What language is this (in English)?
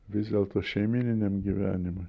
Lithuanian